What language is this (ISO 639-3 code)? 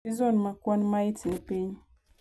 luo